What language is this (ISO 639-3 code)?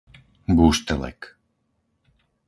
slk